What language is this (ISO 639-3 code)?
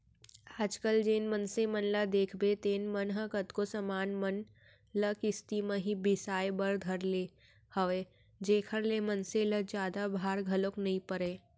hne